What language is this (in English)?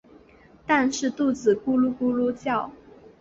Chinese